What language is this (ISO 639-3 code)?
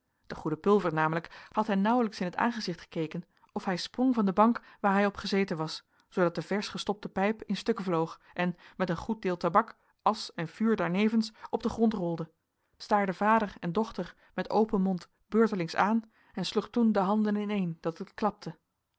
nld